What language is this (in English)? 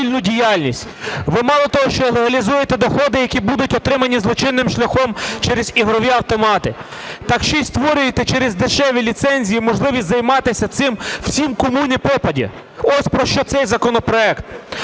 Ukrainian